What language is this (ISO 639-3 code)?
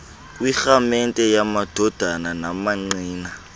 xho